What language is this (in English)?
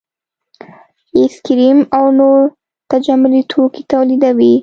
Pashto